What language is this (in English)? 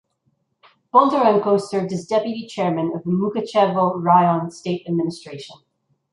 English